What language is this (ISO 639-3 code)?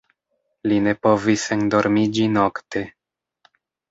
epo